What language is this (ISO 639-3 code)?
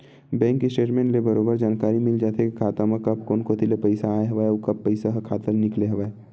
hne